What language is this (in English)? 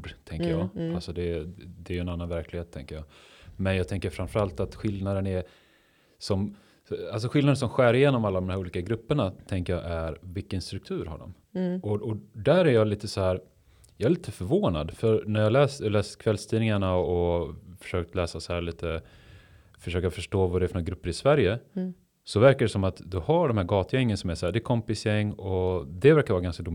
Swedish